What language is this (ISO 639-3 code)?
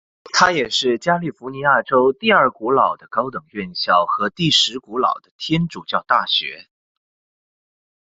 zho